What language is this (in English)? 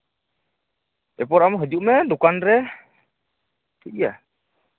Santali